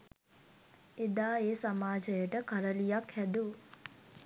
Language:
Sinhala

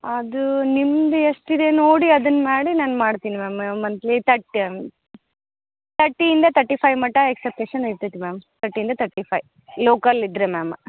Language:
Kannada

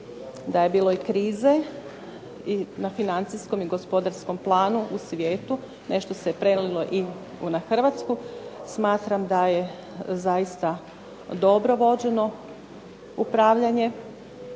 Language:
Croatian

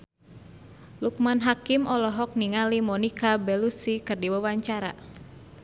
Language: Sundanese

